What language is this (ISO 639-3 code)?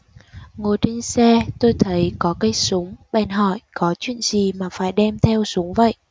vie